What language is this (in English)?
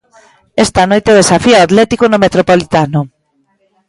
Galician